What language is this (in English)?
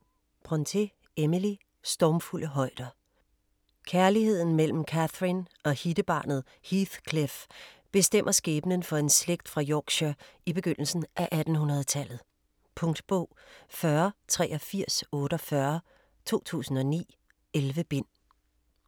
Danish